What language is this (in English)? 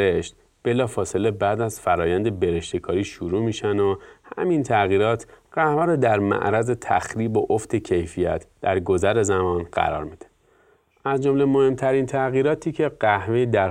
Persian